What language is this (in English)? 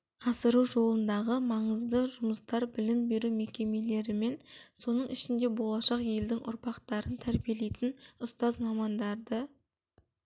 Kazakh